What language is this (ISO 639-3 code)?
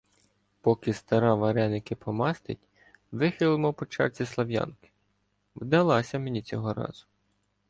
ukr